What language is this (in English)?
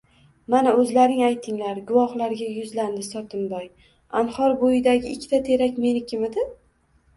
Uzbek